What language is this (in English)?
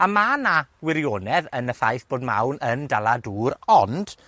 Welsh